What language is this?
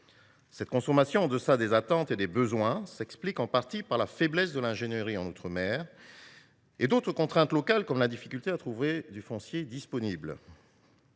French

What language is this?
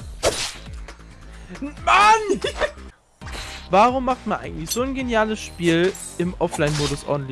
German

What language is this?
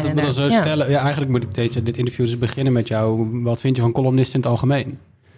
Dutch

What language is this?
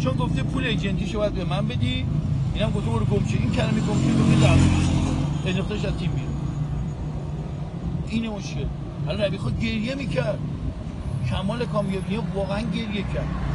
Persian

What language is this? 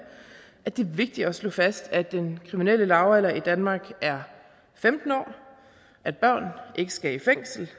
Danish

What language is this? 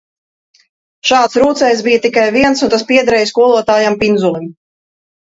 Latvian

